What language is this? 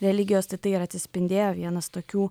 Lithuanian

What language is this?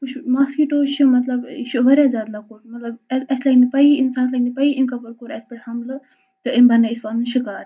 Kashmiri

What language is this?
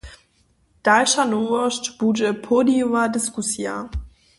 Upper Sorbian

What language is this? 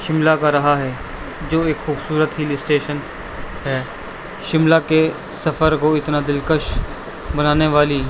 Urdu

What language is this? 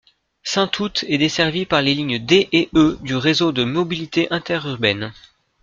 French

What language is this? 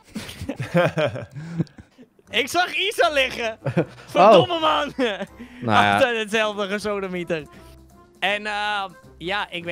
Dutch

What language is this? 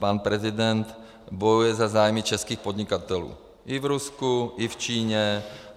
Czech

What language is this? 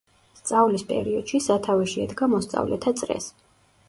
Georgian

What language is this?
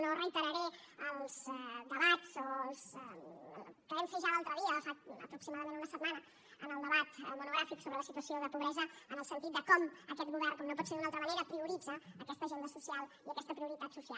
Catalan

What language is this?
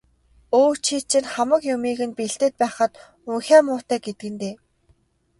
Mongolian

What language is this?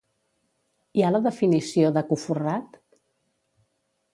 Catalan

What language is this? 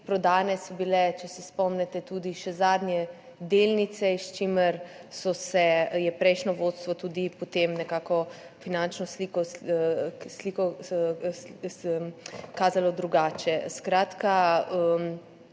Slovenian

